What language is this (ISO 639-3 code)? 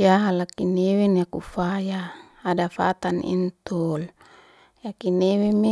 ste